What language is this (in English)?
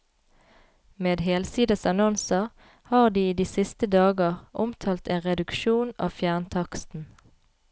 Norwegian